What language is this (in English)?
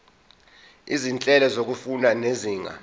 Zulu